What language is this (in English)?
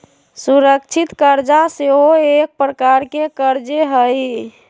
Magahi